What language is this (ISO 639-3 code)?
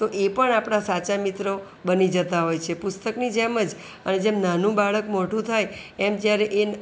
guj